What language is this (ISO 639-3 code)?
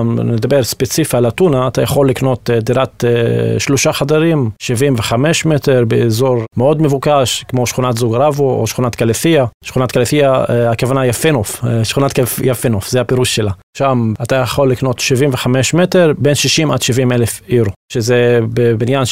heb